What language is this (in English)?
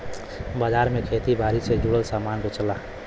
Bhojpuri